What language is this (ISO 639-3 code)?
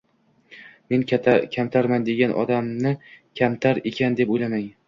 uzb